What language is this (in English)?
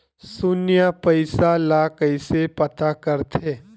Chhattisgarhi